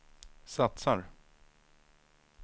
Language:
Swedish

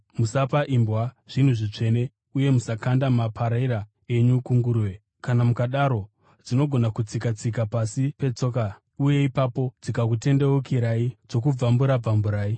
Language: Shona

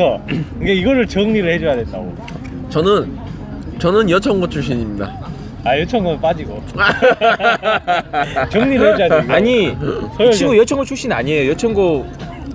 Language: Korean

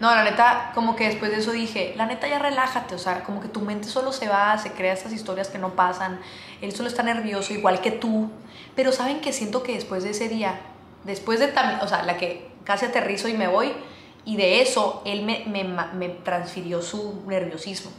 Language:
Spanish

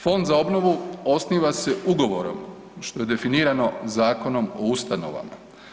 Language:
Croatian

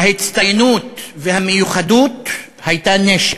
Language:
Hebrew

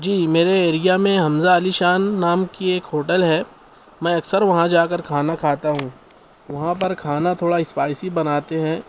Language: Urdu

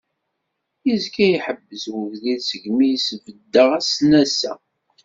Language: Kabyle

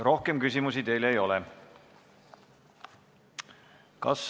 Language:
Estonian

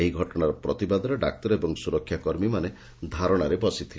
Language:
Odia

